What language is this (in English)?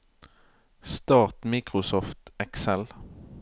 Norwegian